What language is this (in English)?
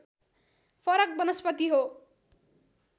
Nepali